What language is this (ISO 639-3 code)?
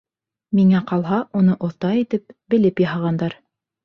bak